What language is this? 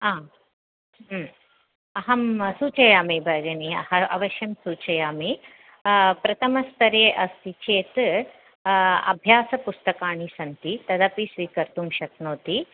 Sanskrit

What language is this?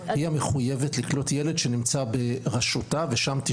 Hebrew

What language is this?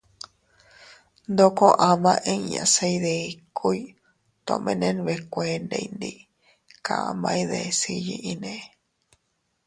Teutila Cuicatec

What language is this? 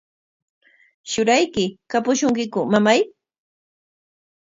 Corongo Ancash Quechua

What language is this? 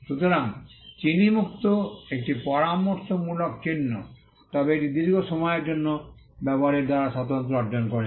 Bangla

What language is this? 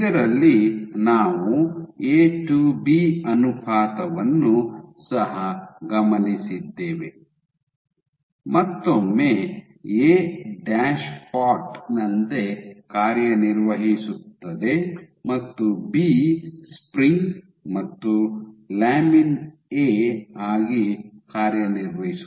Kannada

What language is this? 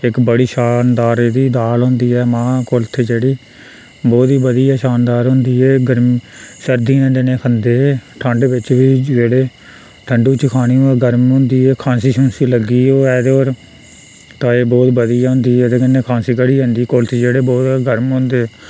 Dogri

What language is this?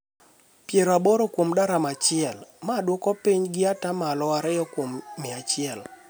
Luo (Kenya and Tanzania)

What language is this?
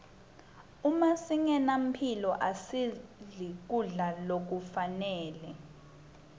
Swati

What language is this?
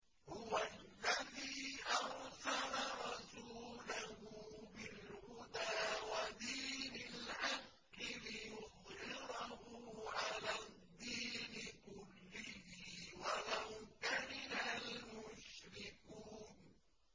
Arabic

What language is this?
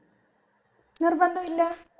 Malayalam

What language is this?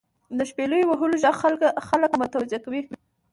Pashto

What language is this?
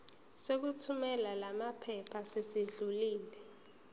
Zulu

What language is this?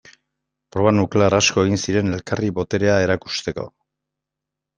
Basque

